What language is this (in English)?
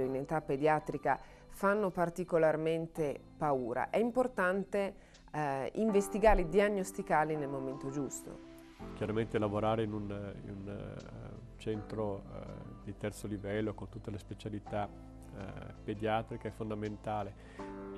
Italian